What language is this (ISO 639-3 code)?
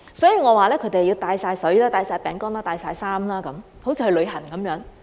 yue